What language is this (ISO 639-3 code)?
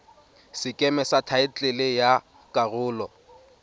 tsn